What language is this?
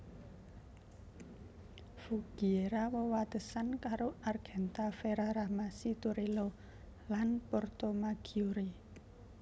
Javanese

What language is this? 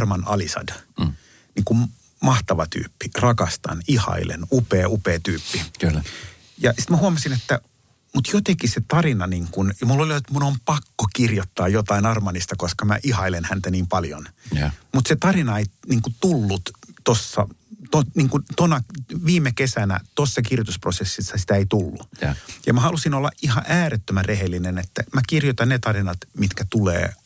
Finnish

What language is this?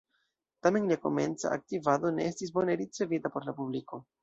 Esperanto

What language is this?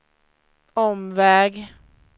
Swedish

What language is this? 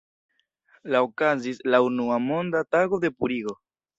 Esperanto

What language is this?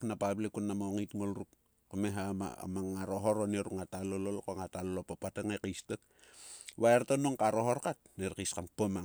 Sulka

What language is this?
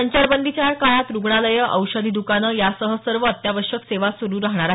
Marathi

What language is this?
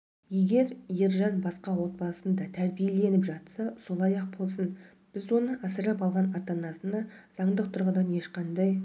Kazakh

